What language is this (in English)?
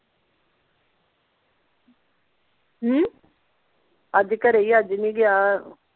Punjabi